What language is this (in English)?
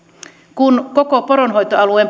Finnish